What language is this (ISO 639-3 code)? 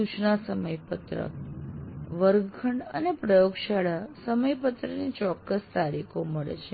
guj